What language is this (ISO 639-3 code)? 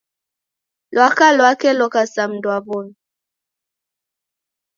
dav